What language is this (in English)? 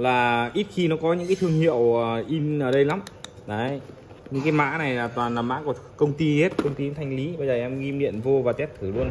Vietnamese